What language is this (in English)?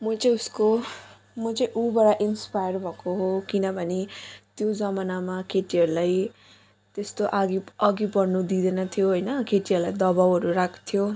Nepali